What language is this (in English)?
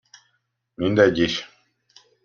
Hungarian